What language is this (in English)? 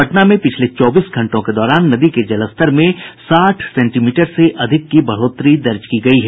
Hindi